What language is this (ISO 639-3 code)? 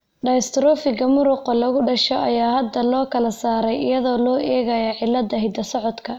som